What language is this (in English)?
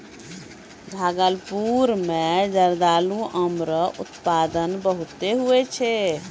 Maithili